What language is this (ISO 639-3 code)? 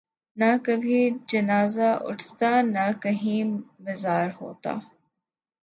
urd